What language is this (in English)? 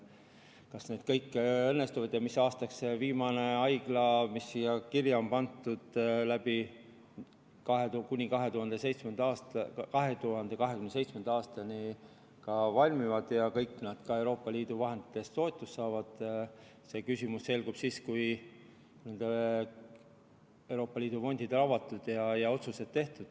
Estonian